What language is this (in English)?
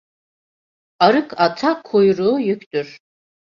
Turkish